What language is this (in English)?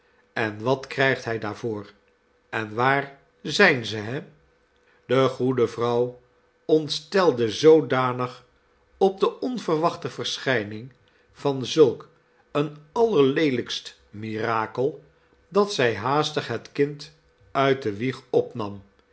Dutch